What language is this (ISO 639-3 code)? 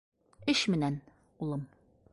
bak